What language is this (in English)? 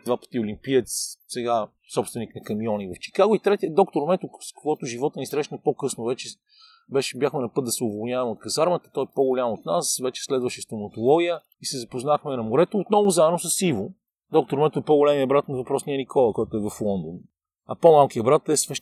Bulgarian